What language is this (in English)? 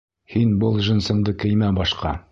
Bashkir